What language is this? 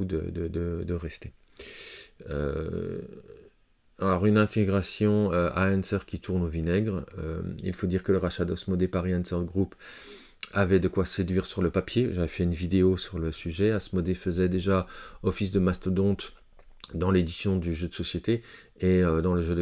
French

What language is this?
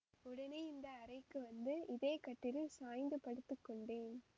Tamil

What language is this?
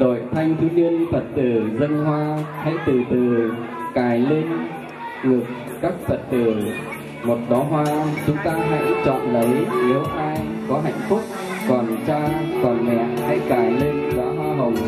Vietnamese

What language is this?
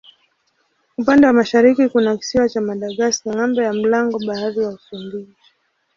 Swahili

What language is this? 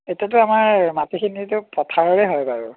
Assamese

